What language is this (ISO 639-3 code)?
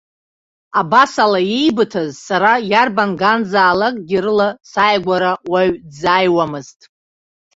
abk